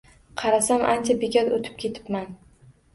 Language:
Uzbek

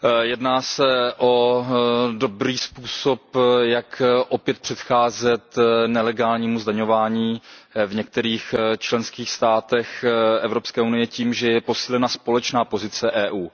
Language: Czech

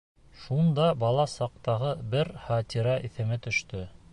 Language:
Bashkir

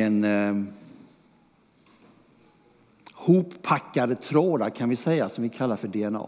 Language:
Swedish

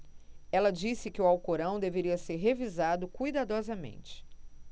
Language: Portuguese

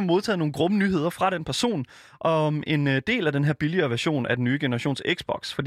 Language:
Danish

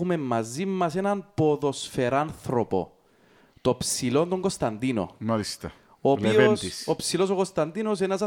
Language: Greek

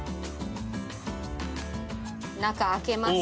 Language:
Japanese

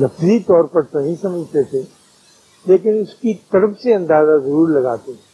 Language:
Urdu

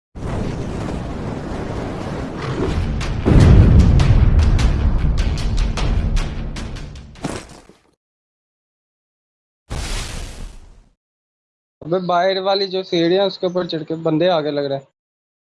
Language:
Urdu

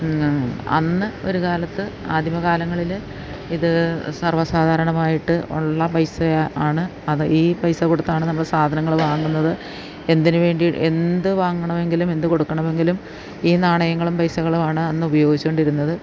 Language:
Malayalam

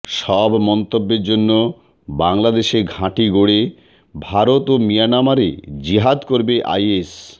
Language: Bangla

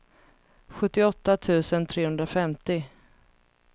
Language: Swedish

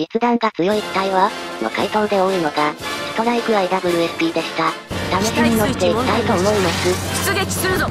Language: Japanese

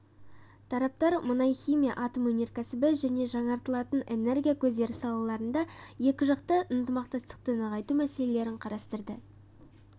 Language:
Kazakh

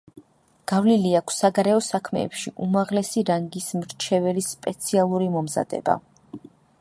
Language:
Georgian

